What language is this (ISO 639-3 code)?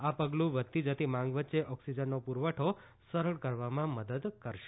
guj